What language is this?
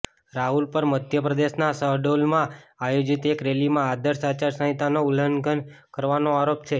Gujarati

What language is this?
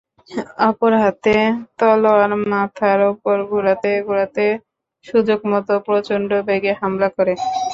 Bangla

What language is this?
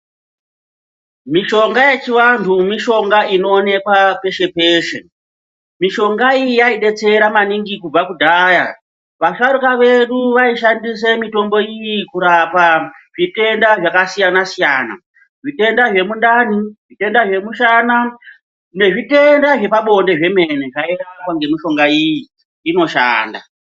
Ndau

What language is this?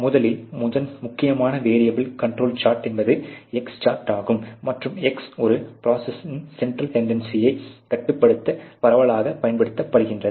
Tamil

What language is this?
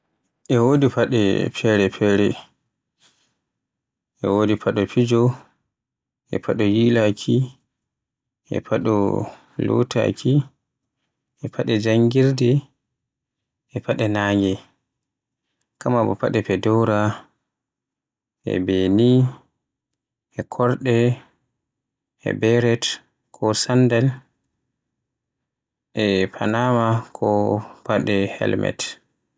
Borgu Fulfulde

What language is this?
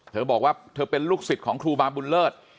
Thai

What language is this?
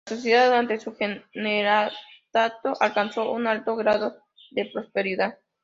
Spanish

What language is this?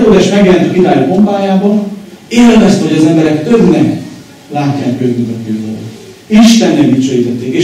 Hungarian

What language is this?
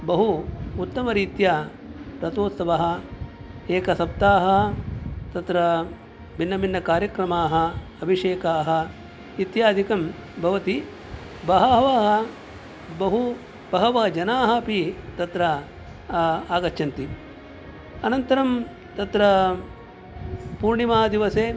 Sanskrit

